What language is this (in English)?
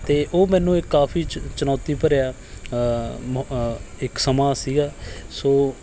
Punjabi